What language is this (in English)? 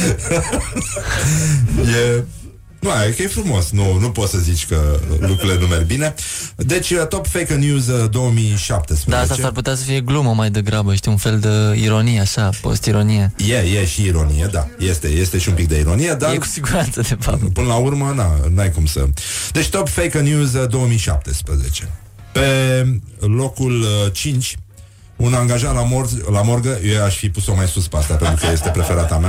Romanian